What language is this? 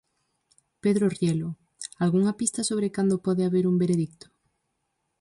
Galician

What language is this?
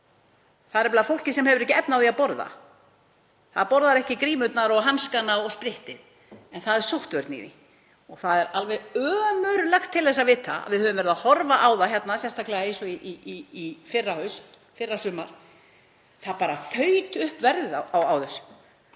Icelandic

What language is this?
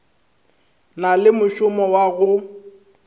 Northern Sotho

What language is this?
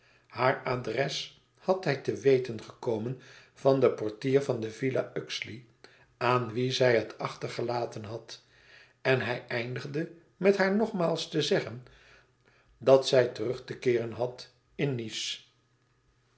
Dutch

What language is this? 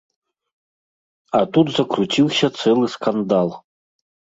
Belarusian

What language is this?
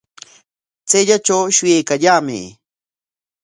Corongo Ancash Quechua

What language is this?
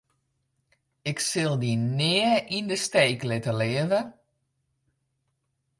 Western Frisian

